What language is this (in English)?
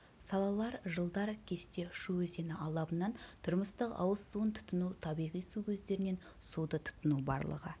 Kazakh